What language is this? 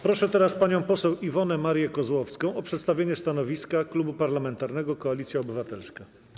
Polish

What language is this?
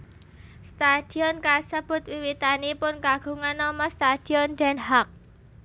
Javanese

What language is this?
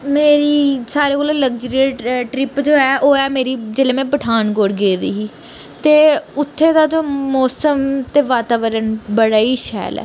Dogri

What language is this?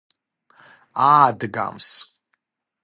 Georgian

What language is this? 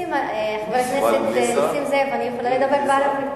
Hebrew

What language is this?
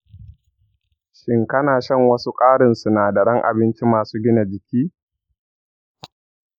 Hausa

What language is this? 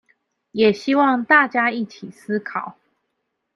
Chinese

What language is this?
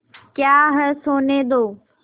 Hindi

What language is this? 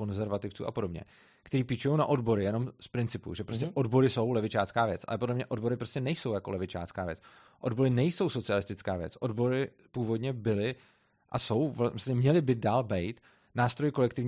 Czech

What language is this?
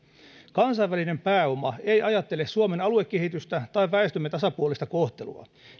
Finnish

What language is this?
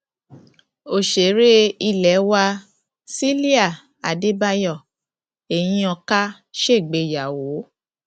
Yoruba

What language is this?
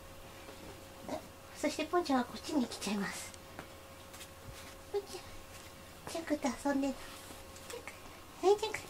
Japanese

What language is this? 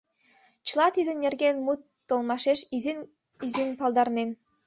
Mari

